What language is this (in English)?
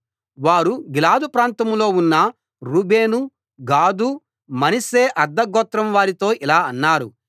Telugu